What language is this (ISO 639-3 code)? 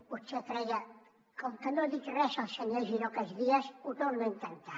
cat